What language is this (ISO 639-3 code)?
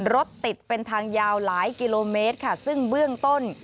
tha